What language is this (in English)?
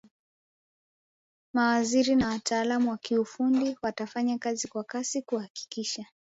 Swahili